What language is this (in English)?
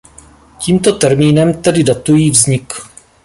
Czech